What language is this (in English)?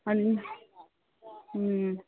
Manipuri